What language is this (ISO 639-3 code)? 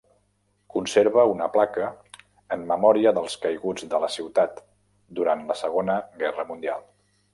cat